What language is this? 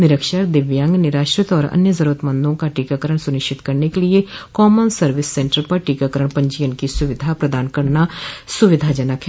Hindi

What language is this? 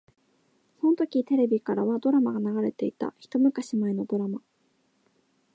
Japanese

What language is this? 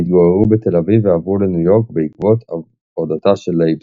Hebrew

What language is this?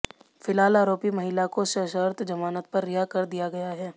Hindi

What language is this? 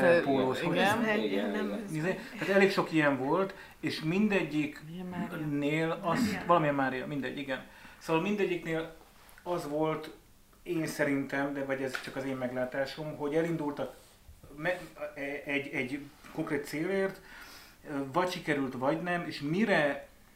Hungarian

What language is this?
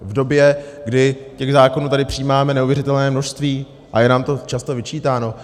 Czech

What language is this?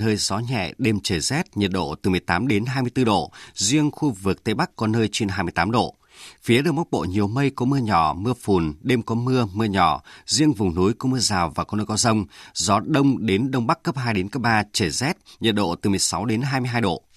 Vietnamese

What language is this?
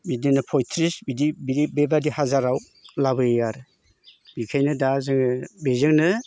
Bodo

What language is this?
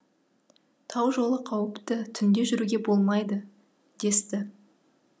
Kazakh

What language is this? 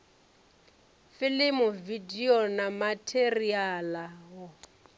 Venda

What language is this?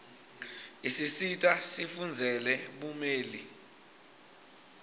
Swati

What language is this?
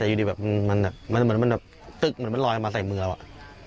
Thai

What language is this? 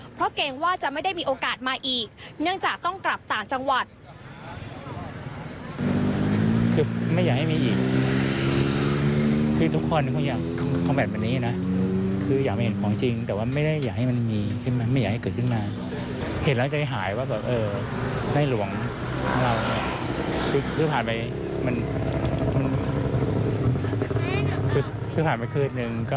Thai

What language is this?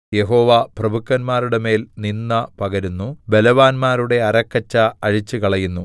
Malayalam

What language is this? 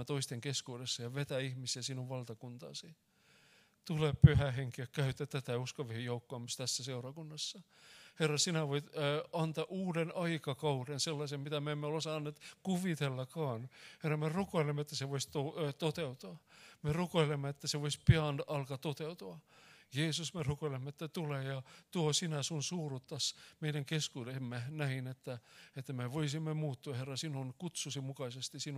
Finnish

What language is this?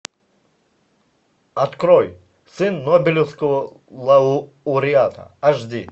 Russian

